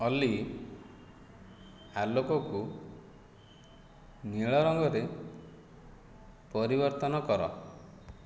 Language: Odia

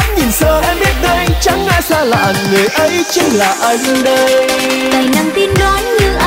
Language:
Vietnamese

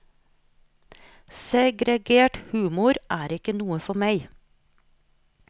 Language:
Norwegian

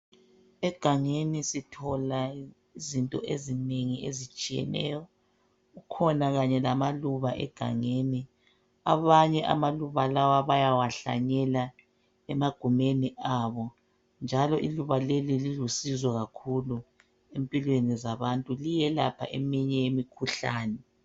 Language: North Ndebele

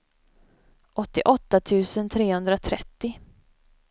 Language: Swedish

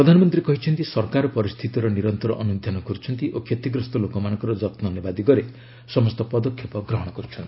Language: Odia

